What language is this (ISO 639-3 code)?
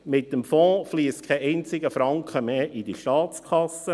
gsw